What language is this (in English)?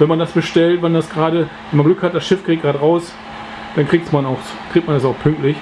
German